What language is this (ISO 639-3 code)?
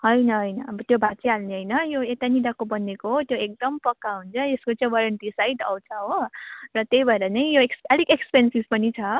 nep